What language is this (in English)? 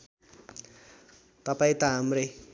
Nepali